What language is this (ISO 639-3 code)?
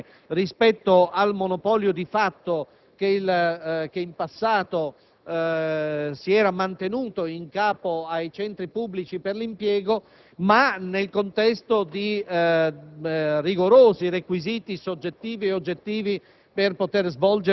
ita